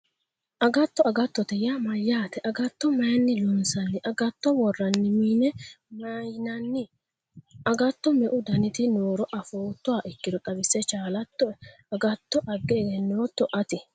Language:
Sidamo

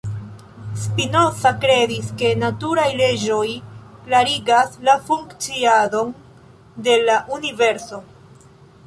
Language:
Esperanto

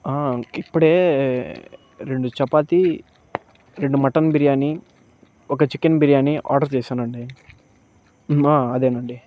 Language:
Telugu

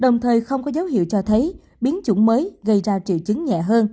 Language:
Vietnamese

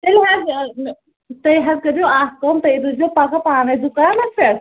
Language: Kashmiri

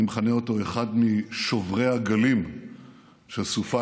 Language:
Hebrew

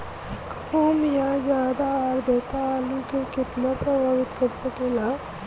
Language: Bhojpuri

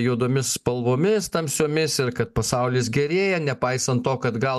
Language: Lithuanian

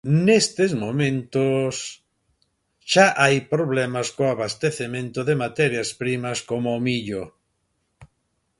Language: Galician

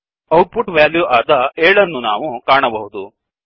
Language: Kannada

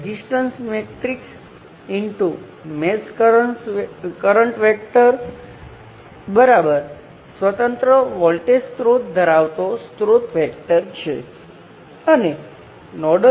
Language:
Gujarati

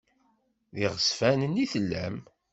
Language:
Kabyle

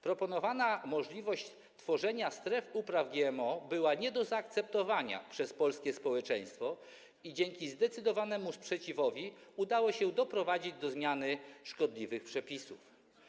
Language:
Polish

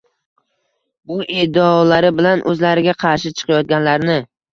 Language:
Uzbek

